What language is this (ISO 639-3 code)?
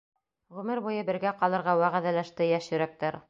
bak